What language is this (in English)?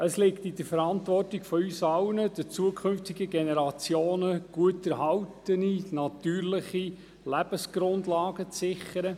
Swiss German